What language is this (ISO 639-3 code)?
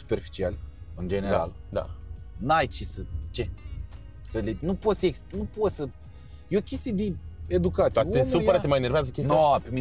ron